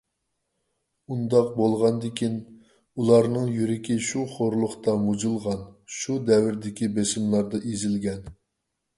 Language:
Uyghur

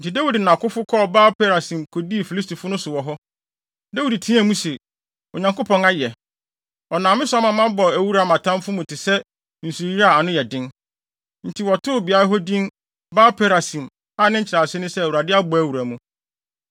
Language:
Akan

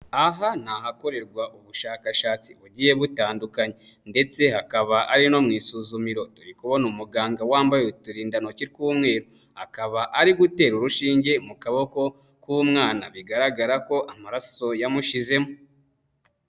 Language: Kinyarwanda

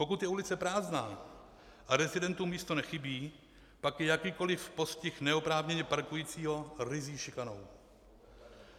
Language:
Czech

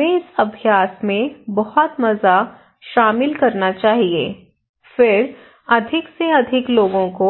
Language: Hindi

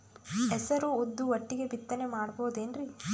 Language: Kannada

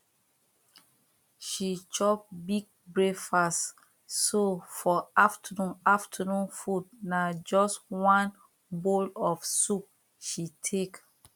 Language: Nigerian Pidgin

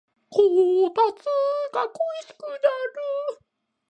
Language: Japanese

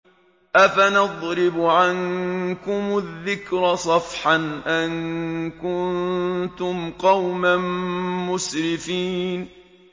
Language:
Arabic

